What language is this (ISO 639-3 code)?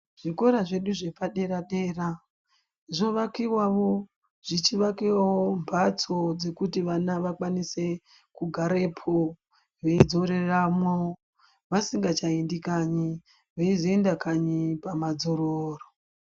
ndc